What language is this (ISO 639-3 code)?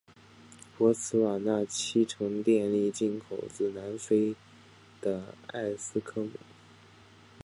zho